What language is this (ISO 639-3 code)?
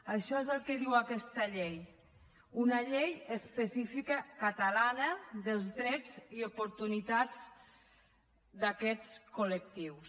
cat